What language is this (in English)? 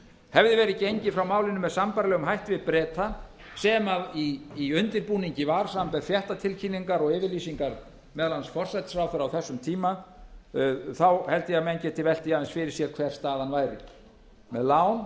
Icelandic